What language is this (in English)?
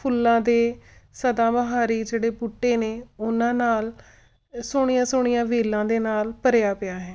Punjabi